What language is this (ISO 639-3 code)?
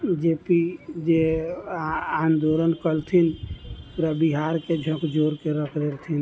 mai